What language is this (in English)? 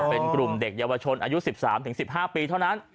Thai